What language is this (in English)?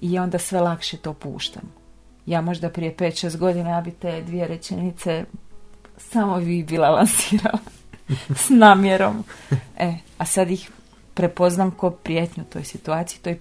Croatian